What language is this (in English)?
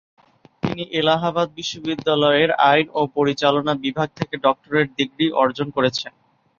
Bangla